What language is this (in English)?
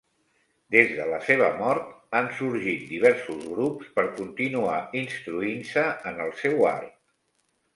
Catalan